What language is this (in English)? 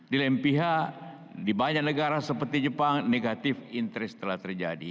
Indonesian